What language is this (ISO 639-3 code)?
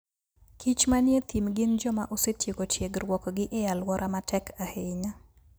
luo